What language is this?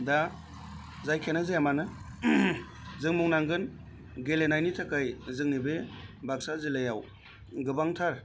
Bodo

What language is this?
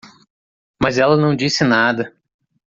Portuguese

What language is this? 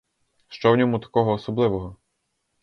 Ukrainian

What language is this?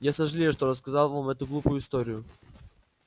Russian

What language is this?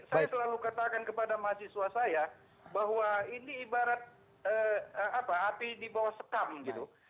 Indonesian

